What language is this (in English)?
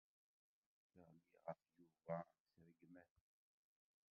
Kabyle